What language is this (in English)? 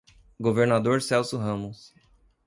Portuguese